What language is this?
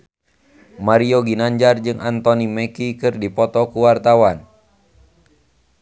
Sundanese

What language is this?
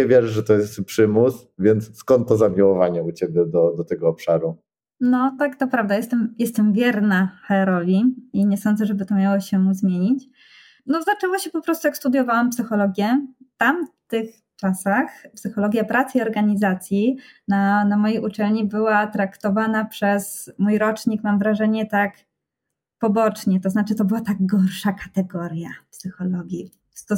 Polish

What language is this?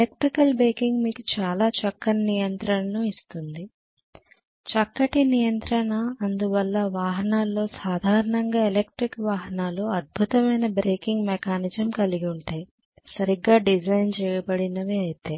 Telugu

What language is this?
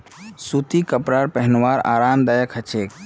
Magahi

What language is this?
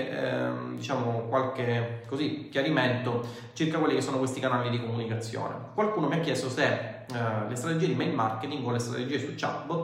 Italian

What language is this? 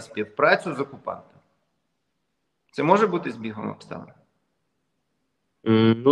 Ukrainian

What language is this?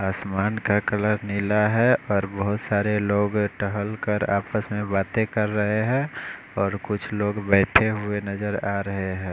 Hindi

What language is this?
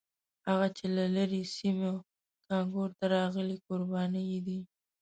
Pashto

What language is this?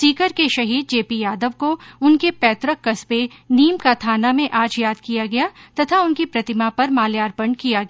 Hindi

